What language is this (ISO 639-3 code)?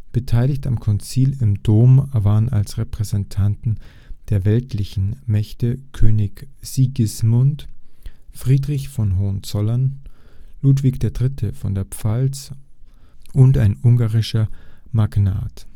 deu